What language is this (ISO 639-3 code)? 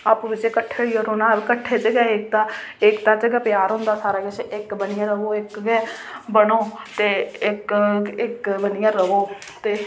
doi